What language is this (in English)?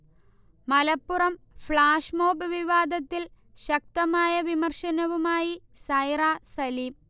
Malayalam